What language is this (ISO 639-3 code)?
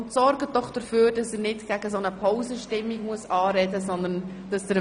gsw